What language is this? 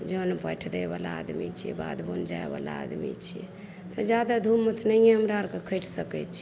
Maithili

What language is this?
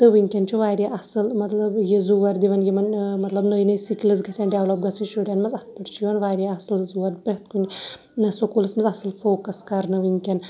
Kashmiri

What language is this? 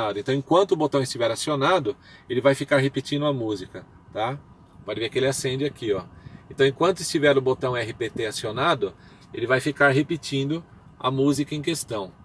Portuguese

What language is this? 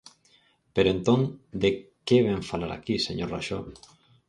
Galician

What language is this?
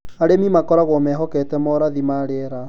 Kikuyu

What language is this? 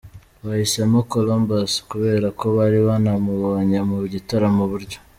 Kinyarwanda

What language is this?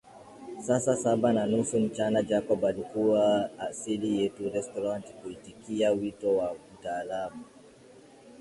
Swahili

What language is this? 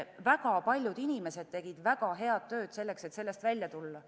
Estonian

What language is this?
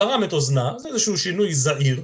Hebrew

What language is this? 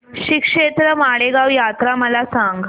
Marathi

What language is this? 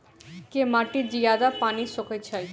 Maithili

